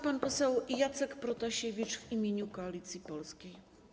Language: Polish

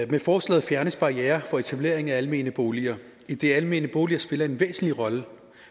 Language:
Danish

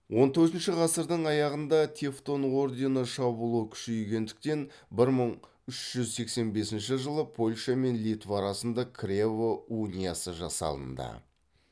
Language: Kazakh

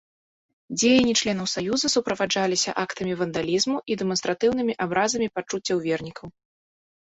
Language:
Belarusian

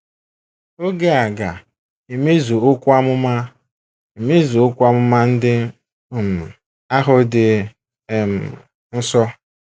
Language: Igbo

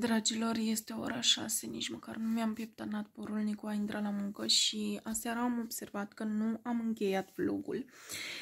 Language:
Romanian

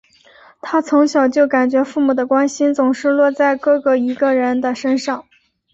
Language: Chinese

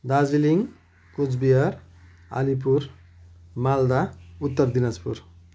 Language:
Nepali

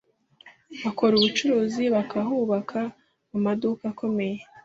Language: Kinyarwanda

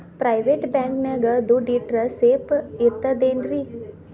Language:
Kannada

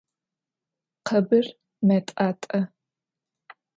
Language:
Adyghe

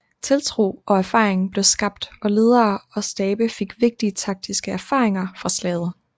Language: Danish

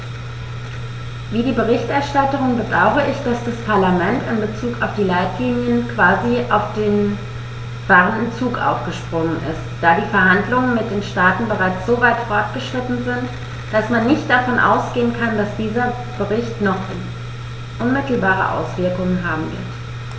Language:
German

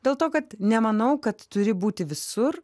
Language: Lithuanian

